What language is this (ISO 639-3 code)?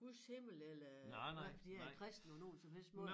dan